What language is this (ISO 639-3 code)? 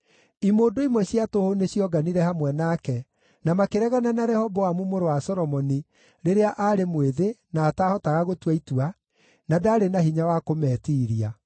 kik